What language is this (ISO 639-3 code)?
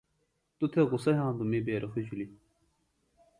phl